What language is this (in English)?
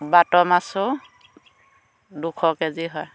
Assamese